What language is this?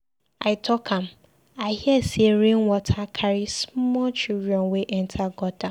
Nigerian Pidgin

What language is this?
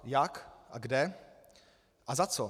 Czech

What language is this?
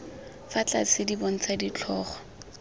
Tswana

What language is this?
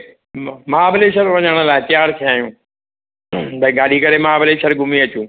Sindhi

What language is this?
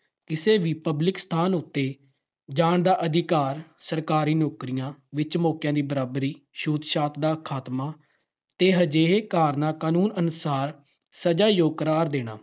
Punjabi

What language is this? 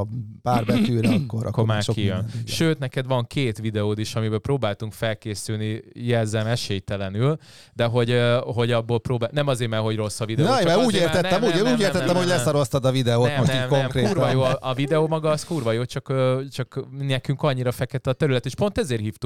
Hungarian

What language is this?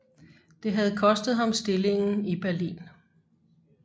Danish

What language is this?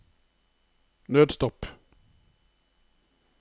Norwegian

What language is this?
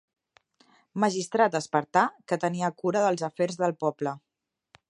Catalan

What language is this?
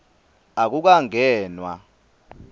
Swati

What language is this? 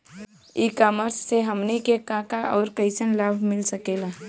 Bhojpuri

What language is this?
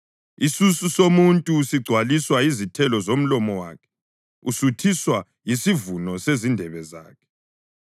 North Ndebele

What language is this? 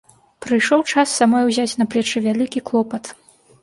Belarusian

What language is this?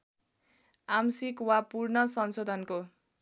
Nepali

